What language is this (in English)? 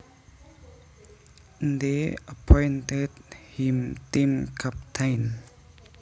Javanese